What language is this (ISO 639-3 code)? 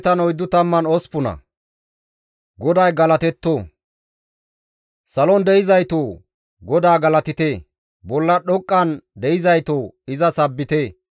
gmv